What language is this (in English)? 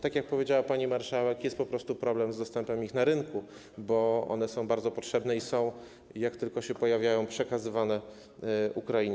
Polish